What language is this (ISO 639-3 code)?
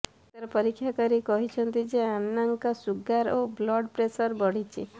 ori